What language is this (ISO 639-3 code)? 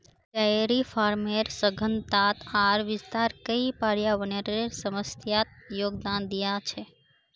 mag